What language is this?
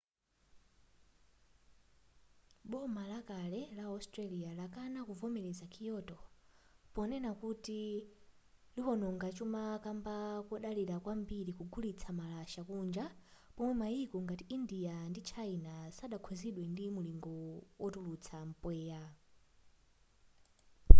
Nyanja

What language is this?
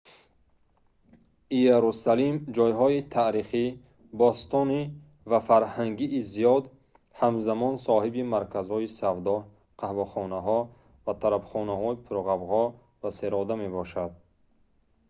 Tajik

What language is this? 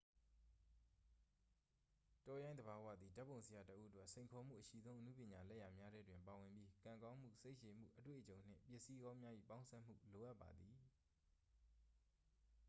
Burmese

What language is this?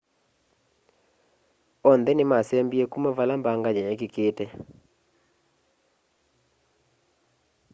Kamba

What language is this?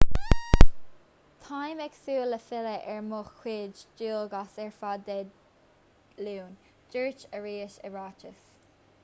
Irish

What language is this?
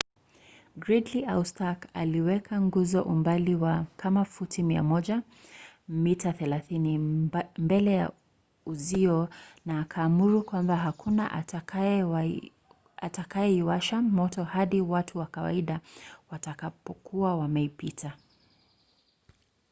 Swahili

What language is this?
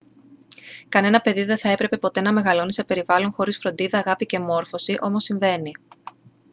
Greek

